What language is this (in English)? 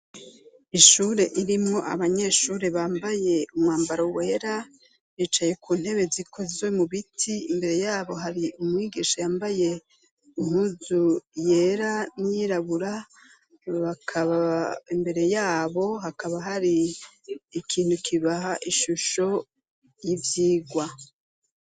Rundi